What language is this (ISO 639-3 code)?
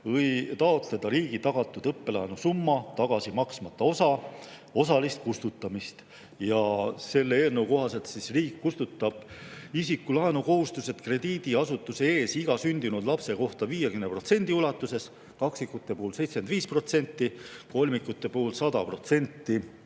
est